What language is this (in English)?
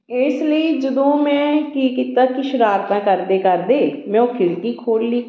Punjabi